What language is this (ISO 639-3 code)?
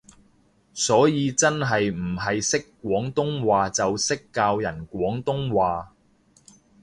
yue